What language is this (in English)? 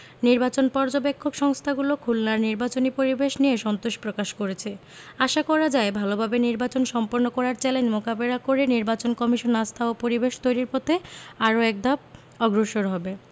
Bangla